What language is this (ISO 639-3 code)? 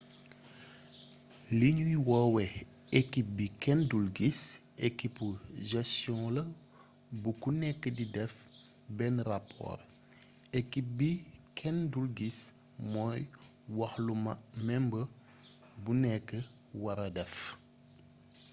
wol